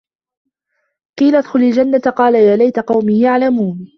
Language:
Arabic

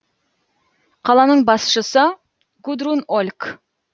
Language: Kazakh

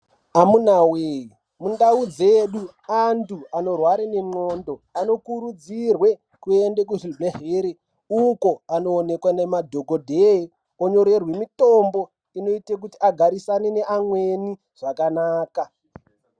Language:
Ndau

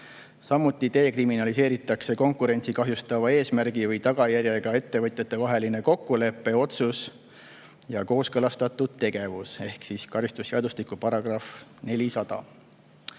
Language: Estonian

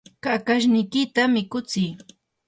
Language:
Yanahuanca Pasco Quechua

